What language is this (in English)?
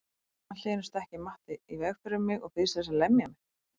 Icelandic